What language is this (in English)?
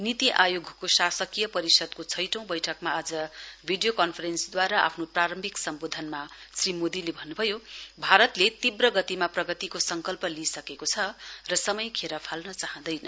Nepali